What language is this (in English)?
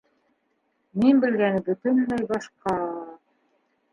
Bashkir